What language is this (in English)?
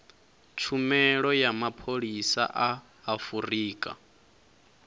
Venda